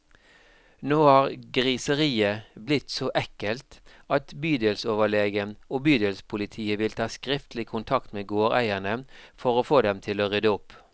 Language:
Norwegian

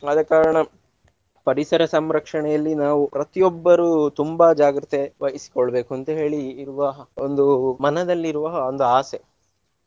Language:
Kannada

